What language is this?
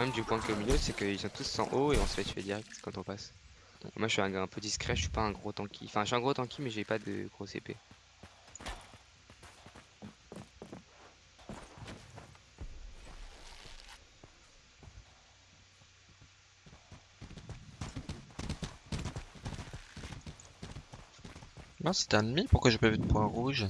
French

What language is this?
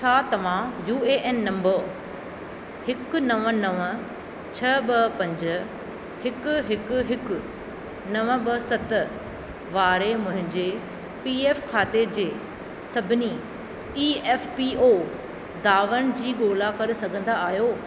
Sindhi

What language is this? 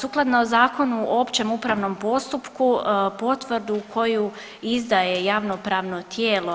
Croatian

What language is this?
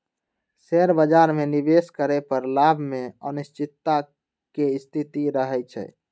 Magahi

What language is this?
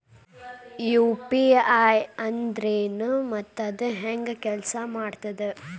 Kannada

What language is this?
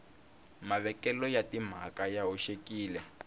Tsonga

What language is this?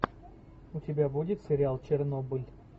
Russian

